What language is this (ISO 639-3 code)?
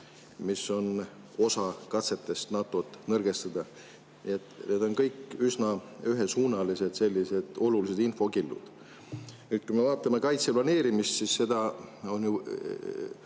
est